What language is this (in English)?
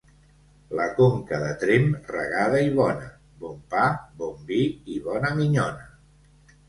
Catalan